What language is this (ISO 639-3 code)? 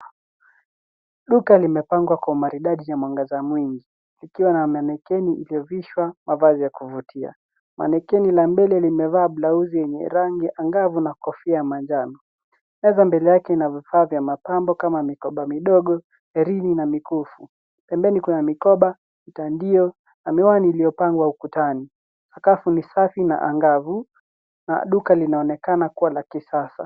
swa